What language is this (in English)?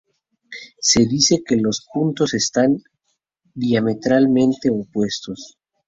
Spanish